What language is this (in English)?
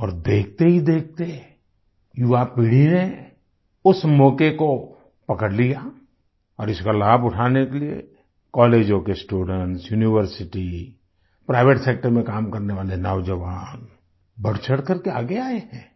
Hindi